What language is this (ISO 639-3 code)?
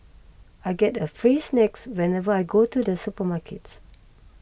eng